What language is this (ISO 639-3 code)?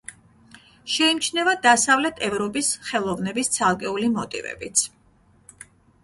kat